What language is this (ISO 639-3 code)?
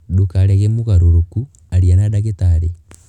kik